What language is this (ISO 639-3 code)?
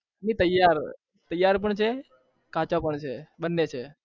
guj